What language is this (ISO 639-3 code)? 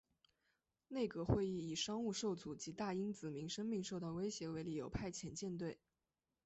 zho